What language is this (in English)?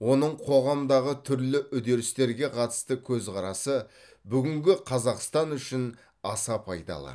Kazakh